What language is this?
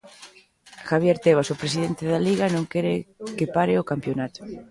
Galician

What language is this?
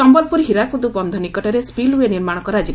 Odia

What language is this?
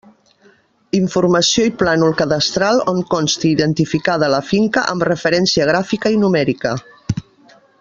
Catalan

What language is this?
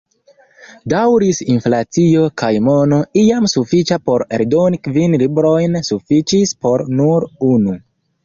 Esperanto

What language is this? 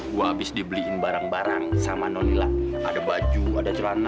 Indonesian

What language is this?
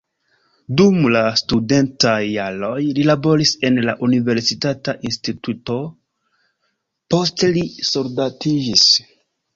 Esperanto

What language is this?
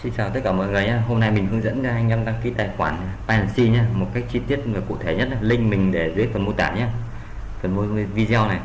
Vietnamese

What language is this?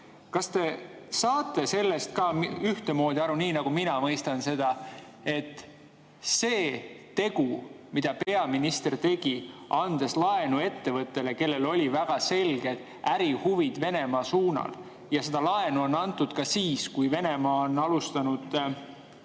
Estonian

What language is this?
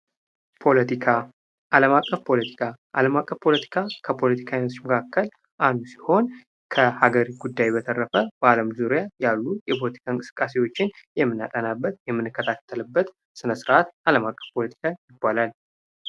Amharic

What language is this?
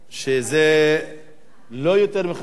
Hebrew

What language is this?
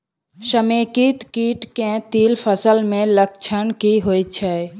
Maithili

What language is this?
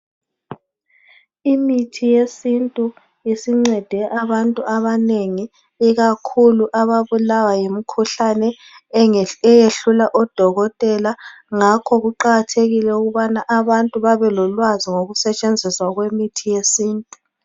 North Ndebele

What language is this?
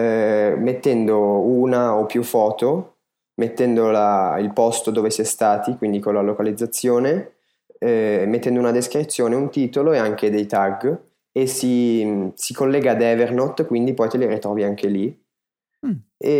Italian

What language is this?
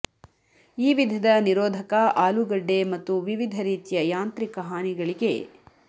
Kannada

